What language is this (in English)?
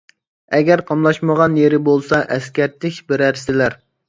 Uyghur